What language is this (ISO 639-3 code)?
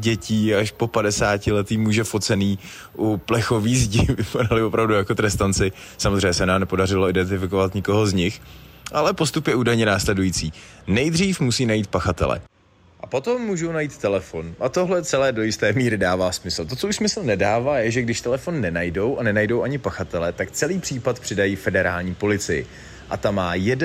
ces